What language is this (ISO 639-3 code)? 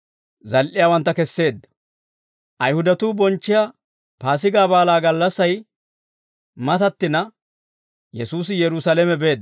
dwr